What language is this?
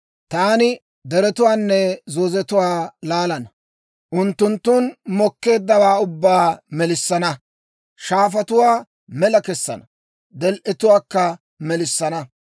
Dawro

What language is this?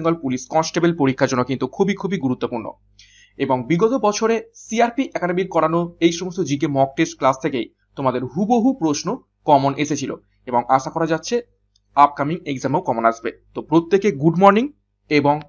Hindi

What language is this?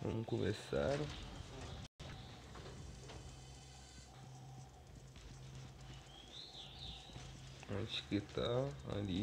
Portuguese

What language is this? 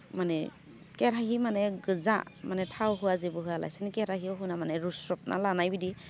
Bodo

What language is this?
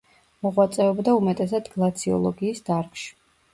Georgian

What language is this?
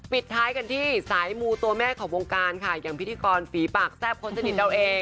Thai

